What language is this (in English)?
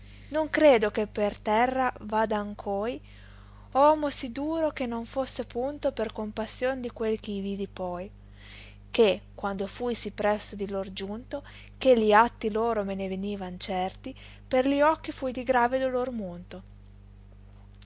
Italian